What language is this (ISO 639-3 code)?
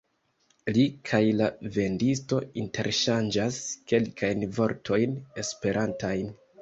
epo